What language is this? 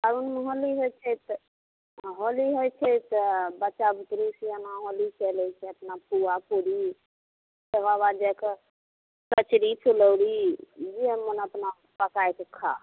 Maithili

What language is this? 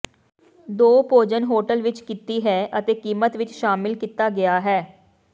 Punjabi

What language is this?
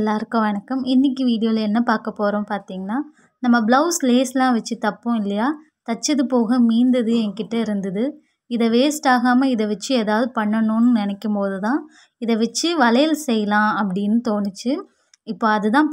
Vietnamese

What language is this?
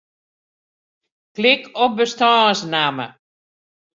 Western Frisian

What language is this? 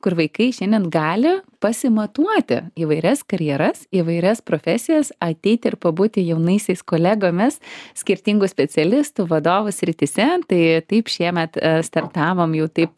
Lithuanian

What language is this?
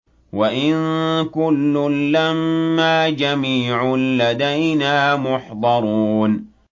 Arabic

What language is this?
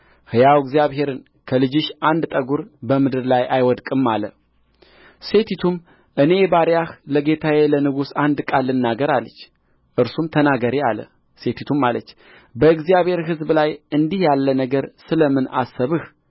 Amharic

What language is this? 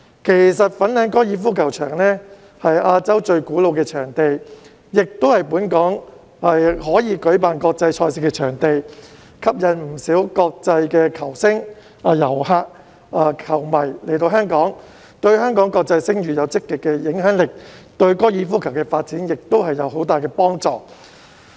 Cantonese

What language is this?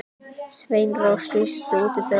Icelandic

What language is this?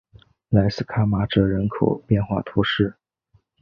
Chinese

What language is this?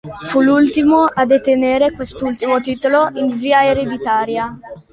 Italian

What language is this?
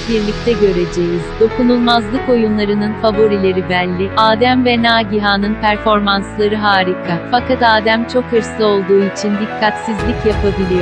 Turkish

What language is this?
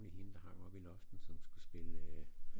Danish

